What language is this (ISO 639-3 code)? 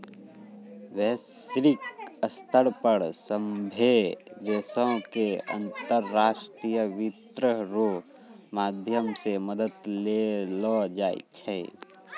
mai